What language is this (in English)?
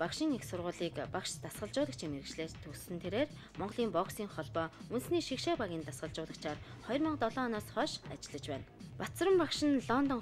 Turkish